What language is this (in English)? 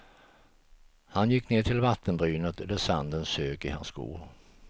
Swedish